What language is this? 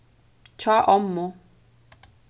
Faroese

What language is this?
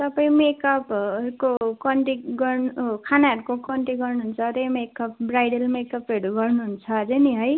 Nepali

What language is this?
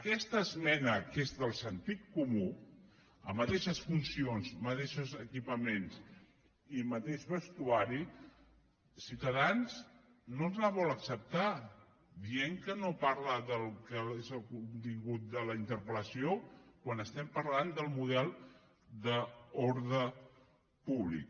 Catalan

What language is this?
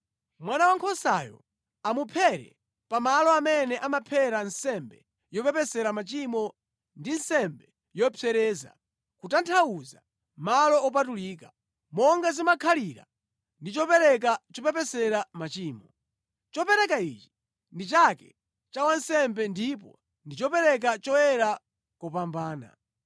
Nyanja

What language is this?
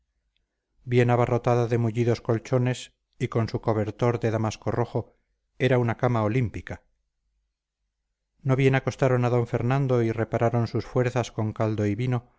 Spanish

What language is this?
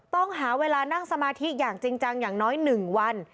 Thai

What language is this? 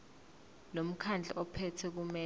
Zulu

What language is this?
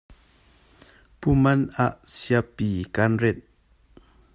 Hakha Chin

